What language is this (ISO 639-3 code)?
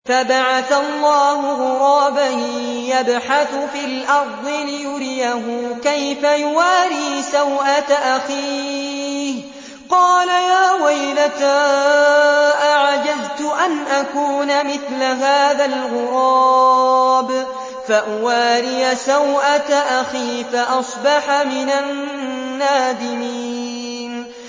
ara